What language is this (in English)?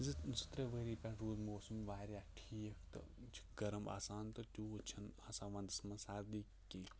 Kashmiri